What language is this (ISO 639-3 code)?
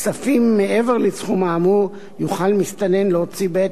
heb